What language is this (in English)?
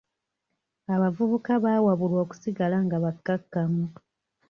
Ganda